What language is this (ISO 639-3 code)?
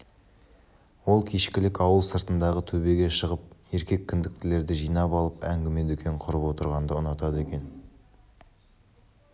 kaz